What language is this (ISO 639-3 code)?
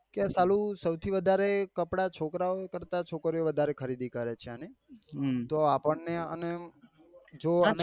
guj